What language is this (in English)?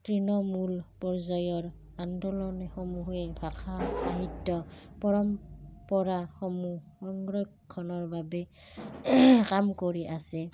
Assamese